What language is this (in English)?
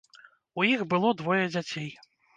Belarusian